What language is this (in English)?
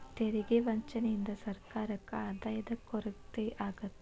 Kannada